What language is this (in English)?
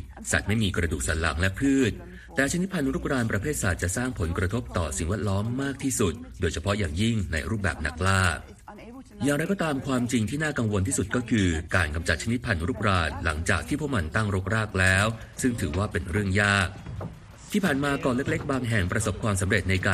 Thai